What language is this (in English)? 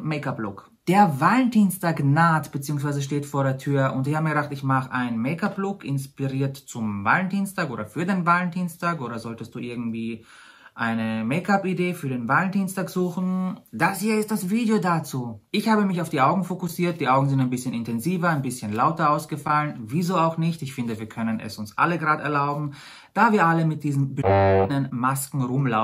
German